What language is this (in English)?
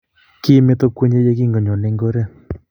Kalenjin